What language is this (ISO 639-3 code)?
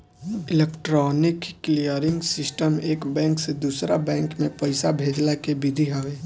bho